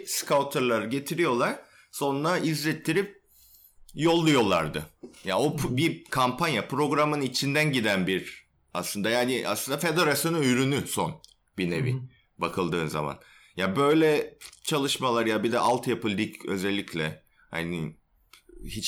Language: Turkish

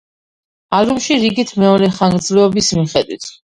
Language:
Georgian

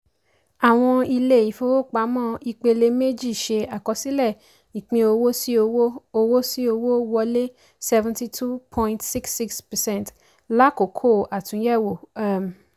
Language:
Yoruba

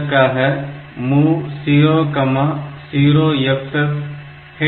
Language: Tamil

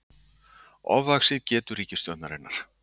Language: Icelandic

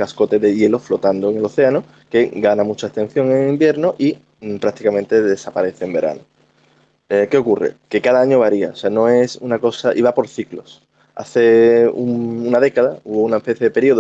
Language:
Spanish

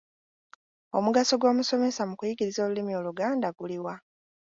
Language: Ganda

